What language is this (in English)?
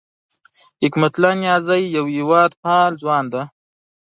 Pashto